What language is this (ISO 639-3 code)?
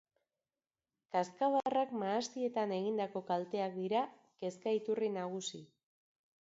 eus